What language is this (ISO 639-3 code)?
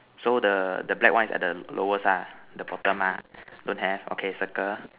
eng